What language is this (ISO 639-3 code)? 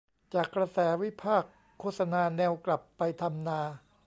tha